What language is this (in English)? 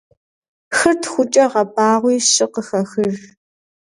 Kabardian